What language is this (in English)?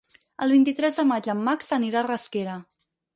Catalan